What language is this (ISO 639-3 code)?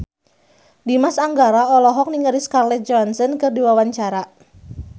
sun